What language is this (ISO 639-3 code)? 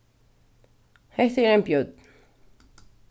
fao